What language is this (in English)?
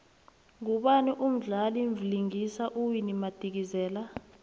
South Ndebele